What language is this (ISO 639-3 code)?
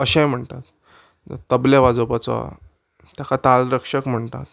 kok